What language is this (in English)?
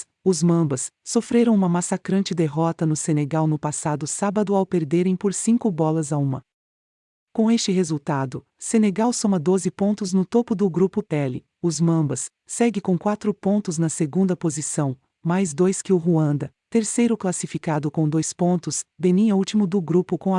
Portuguese